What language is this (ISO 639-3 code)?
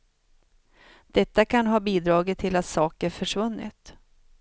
swe